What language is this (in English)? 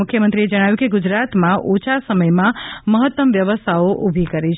Gujarati